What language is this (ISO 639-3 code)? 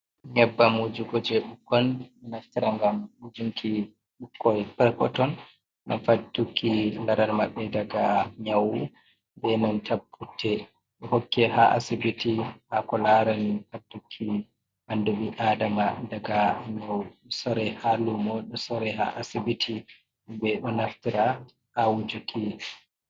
ful